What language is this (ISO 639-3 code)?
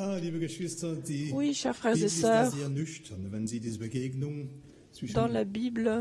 fra